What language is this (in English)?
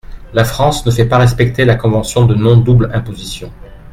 French